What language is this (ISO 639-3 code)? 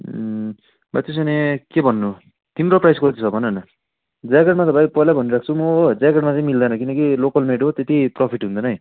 nep